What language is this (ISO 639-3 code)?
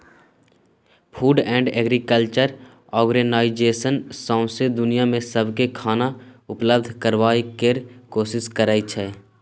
mai